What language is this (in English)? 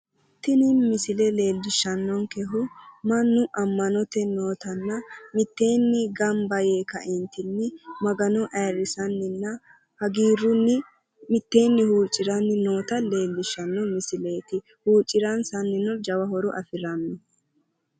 Sidamo